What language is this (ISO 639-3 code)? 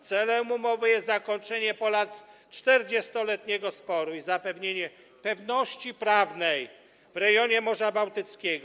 pol